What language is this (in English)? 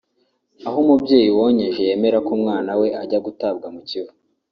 Kinyarwanda